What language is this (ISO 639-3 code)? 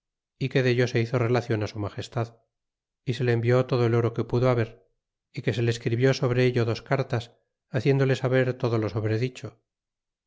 spa